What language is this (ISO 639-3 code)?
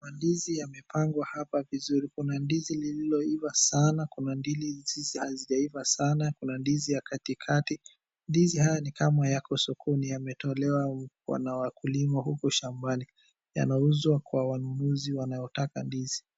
swa